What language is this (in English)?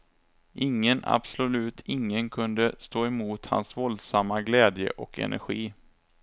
Swedish